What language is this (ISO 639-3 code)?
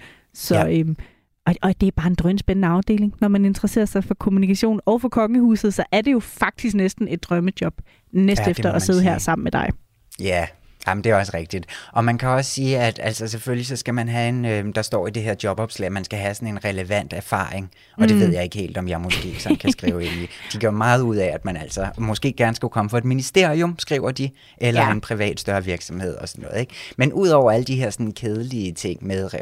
dan